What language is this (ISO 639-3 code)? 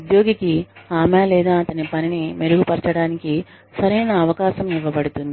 tel